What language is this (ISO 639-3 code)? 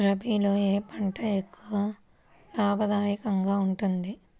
tel